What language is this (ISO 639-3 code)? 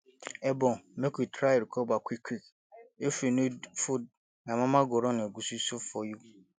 pcm